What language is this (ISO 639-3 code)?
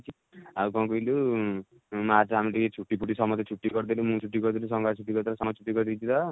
ori